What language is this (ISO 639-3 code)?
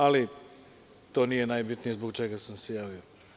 srp